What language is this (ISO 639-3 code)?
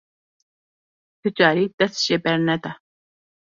kur